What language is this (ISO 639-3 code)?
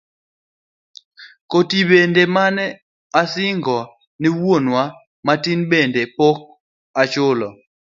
luo